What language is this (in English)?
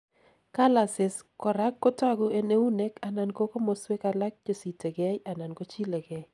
Kalenjin